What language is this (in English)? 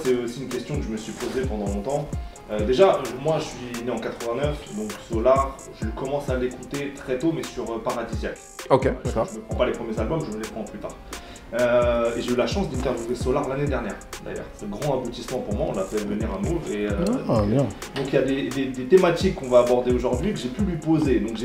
French